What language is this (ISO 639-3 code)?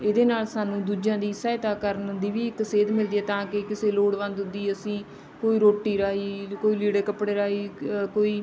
pan